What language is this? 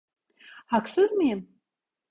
Turkish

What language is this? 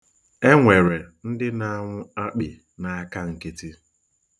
Igbo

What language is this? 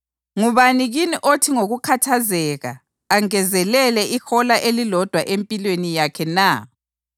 North Ndebele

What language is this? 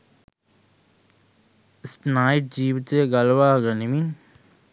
Sinhala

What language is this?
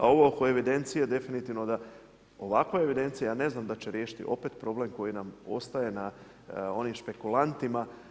Croatian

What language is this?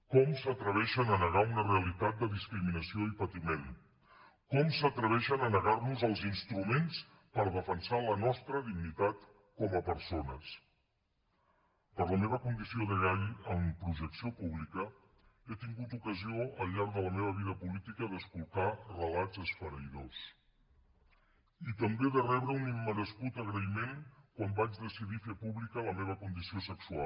Catalan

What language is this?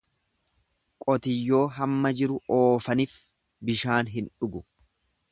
Oromo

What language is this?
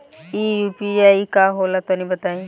Bhojpuri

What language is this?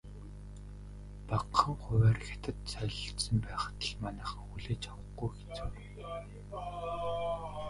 Mongolian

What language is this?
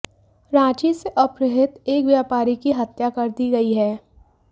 Hindi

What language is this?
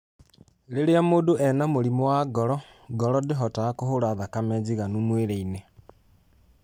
Kikuyu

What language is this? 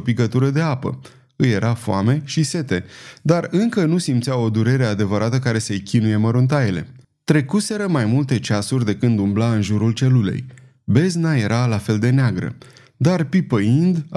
Romanian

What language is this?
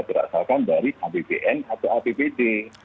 Indonesian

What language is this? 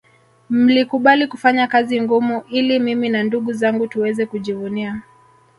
Swahili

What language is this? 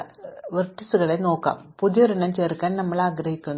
Malayalam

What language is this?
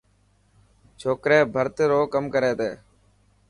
Dhatki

